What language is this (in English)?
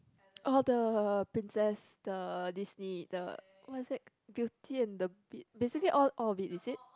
English